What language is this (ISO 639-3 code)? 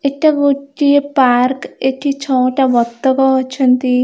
ori